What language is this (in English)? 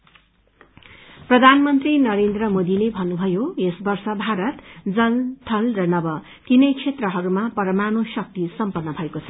Nepali